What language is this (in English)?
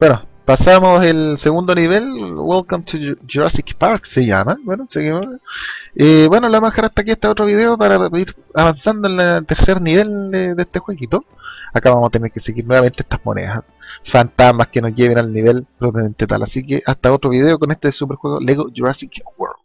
Spanish